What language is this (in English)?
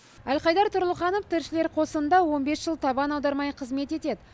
Kazakh